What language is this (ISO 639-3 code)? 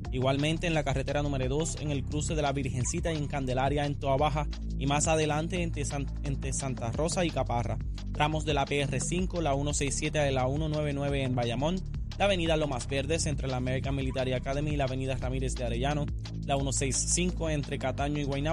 spa